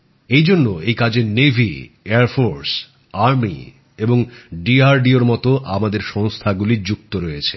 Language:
Bangla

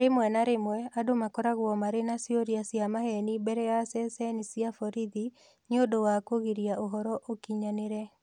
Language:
Kikuyu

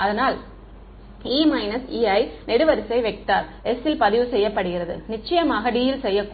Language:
Tamil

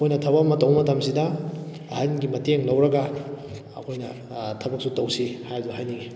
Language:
Manipuri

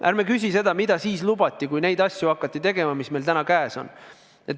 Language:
Estonian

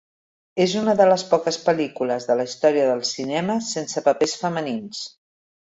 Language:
Catalan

